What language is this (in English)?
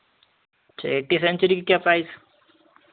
Hindi